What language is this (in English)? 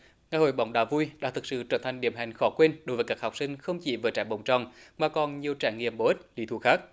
Vietnamese